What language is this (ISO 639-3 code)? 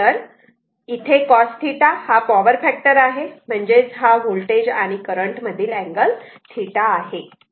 mar